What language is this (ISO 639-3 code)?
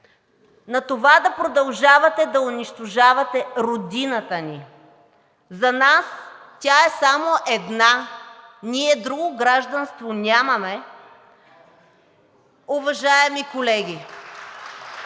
bul